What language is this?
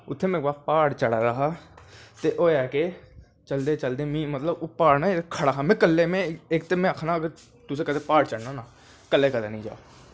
Dogri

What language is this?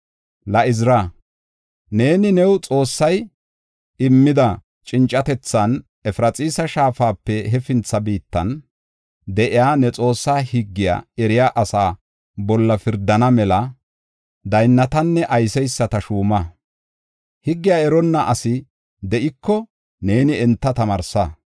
Gofa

